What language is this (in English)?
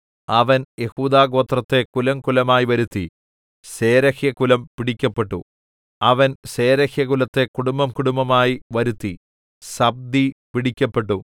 Malayalam